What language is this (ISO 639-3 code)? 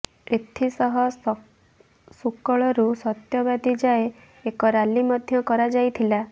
ori